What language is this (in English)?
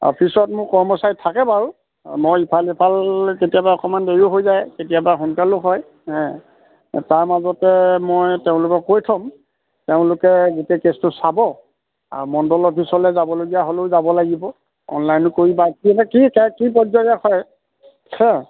Assamese